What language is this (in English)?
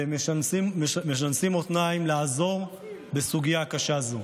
Hebrew